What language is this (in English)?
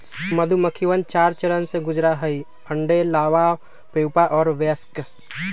Magahi